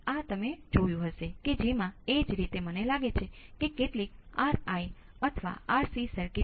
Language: Gujarati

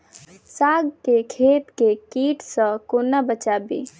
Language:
Maithili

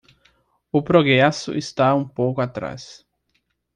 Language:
Portuguese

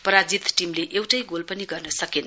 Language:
Nepali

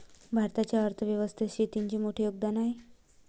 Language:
Marathi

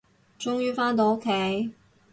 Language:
Cantonese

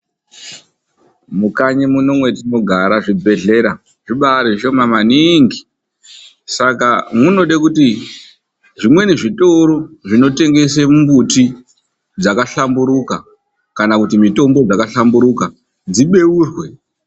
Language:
Ndau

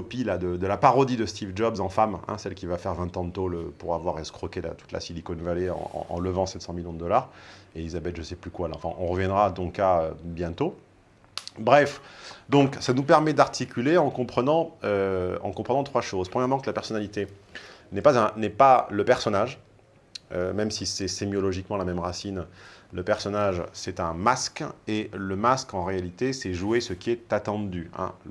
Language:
French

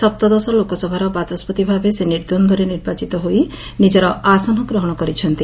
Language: Odia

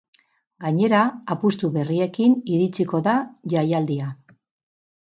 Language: Basque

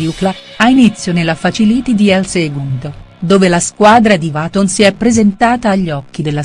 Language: Italian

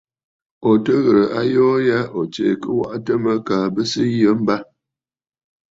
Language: Bafut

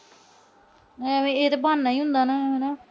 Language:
Punjabi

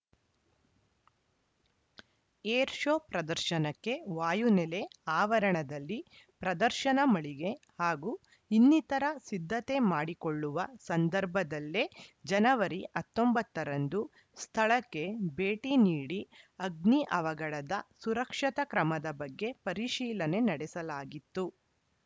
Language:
Kannada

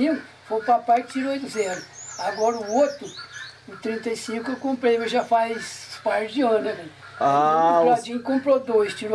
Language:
Portuguese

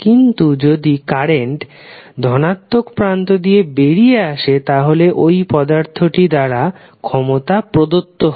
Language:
Bangla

